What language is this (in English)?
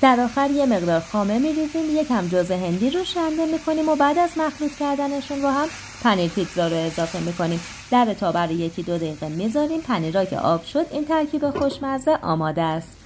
Persian